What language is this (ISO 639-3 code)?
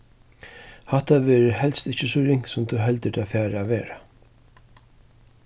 fao